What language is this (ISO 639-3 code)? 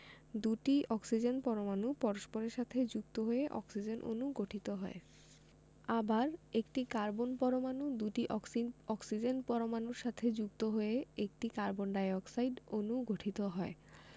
ben